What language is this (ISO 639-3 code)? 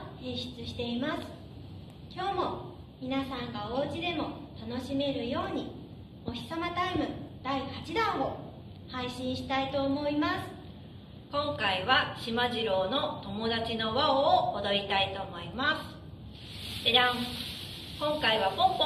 jpn